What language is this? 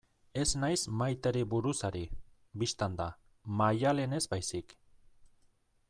Basque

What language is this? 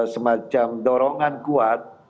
Indonesian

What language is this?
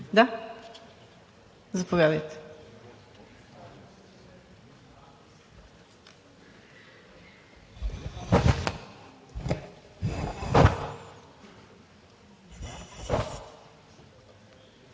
Bulgarian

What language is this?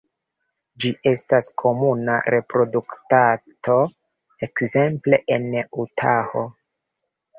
Esperanto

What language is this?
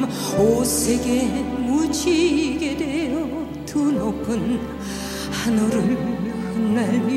Korean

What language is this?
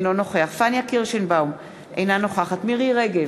Hebrew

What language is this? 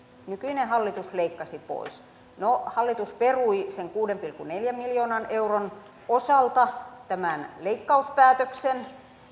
Finnish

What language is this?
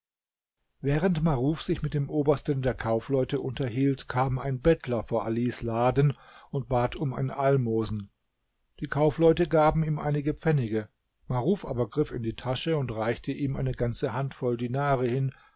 German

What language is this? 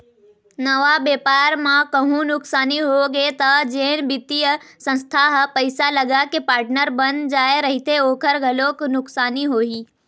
Chhattisgarhi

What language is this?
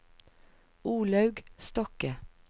Norwegian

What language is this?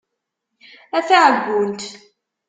Kabyle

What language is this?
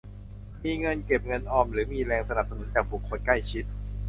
Thai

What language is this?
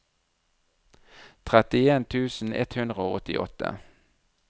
Norwegian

